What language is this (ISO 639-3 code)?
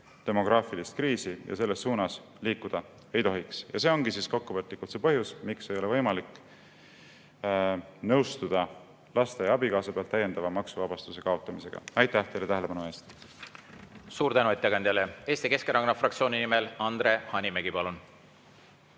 est